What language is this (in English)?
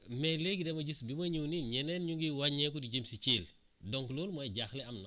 Wolof